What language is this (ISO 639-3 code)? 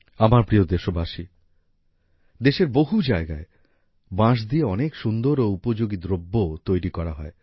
ben